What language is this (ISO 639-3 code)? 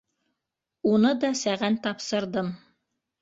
bak